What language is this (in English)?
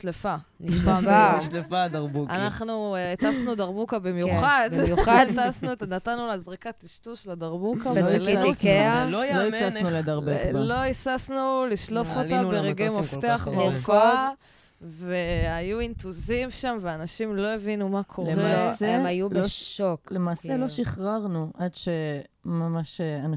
Hebrew